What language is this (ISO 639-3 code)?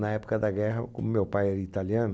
por